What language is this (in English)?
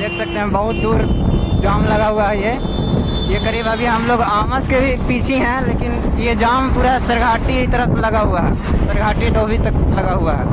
Hindi